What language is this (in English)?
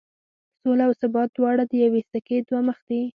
Pashto